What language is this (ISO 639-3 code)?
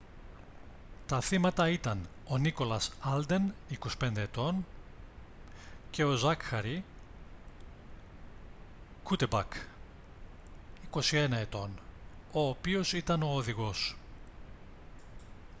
ell